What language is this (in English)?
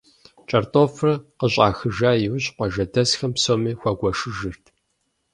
Kabardian